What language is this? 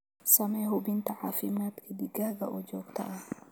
Somali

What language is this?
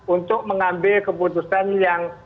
Indonesian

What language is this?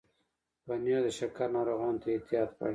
Pashto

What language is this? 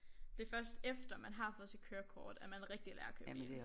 Danish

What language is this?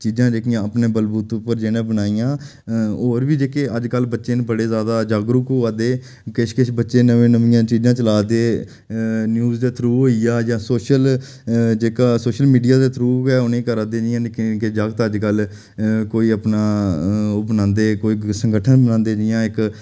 Dogri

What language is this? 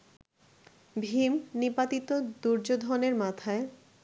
Bangla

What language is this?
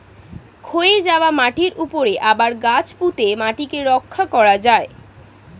Bangla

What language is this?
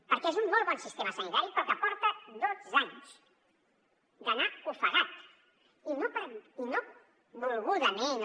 Catalan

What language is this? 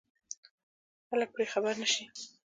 Pashto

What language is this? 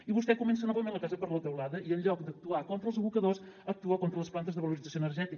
Catalan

